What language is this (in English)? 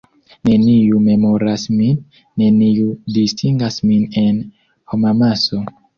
Esperanto